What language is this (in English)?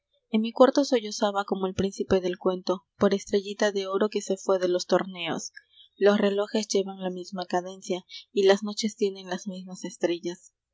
Spanish